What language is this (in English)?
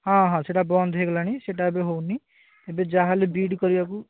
Odia